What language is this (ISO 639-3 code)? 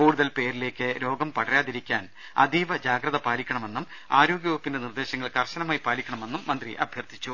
mal